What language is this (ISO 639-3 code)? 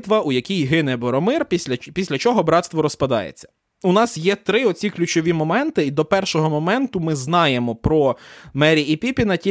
ukr